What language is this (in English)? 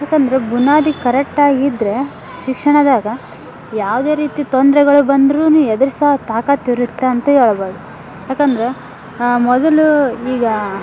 Kannada